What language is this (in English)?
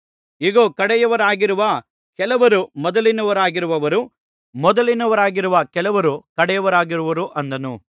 Kannada